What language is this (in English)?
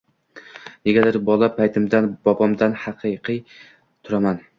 Uzbek